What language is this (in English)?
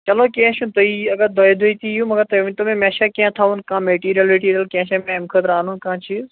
Kashmiri